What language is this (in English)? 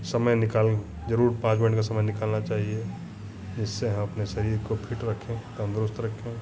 Hindi